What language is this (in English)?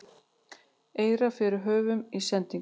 Icelandic